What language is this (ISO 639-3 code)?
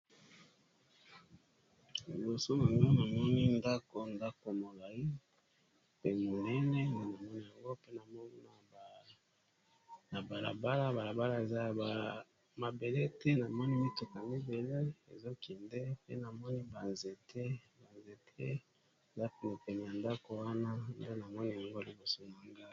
lin